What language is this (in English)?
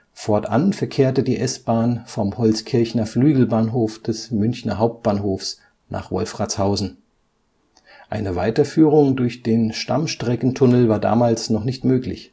German